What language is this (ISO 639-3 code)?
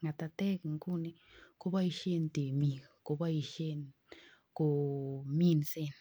kln